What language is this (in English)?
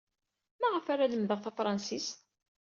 Kabyle